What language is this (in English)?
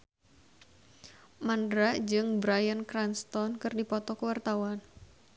Sundanese